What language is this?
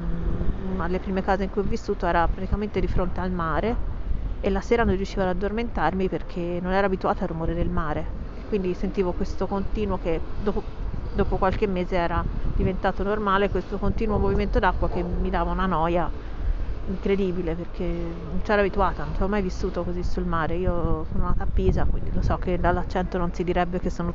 Italian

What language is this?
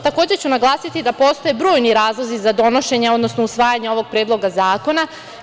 Serbian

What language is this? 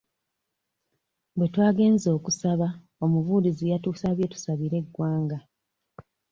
Ganda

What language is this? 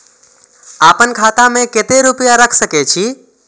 Maithili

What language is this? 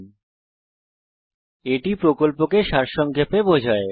Bangla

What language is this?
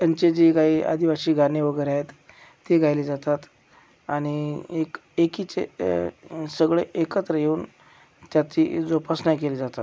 Marathi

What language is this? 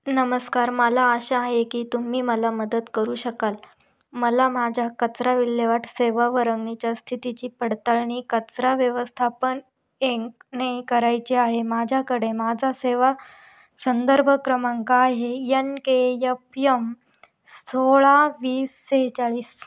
Marathi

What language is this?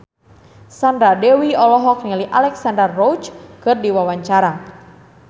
Sundanese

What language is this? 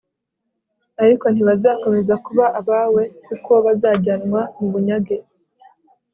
Kinyarwanda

